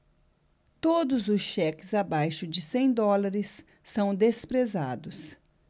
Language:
Portuguese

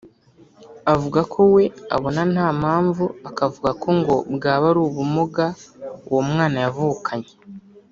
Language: Kinyarwanda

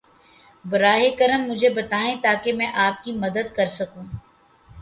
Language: Urdu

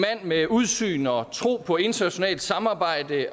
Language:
Danish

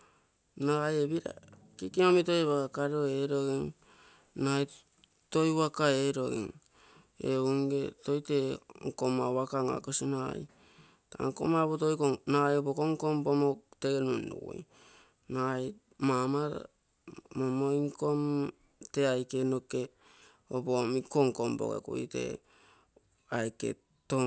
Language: Terei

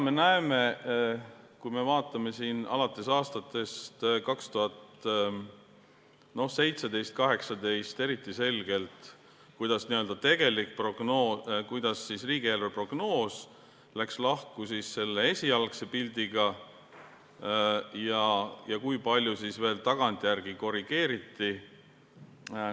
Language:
Estonian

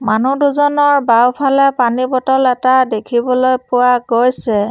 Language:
Assamese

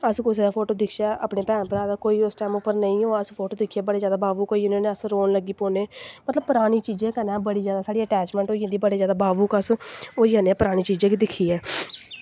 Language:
Dogri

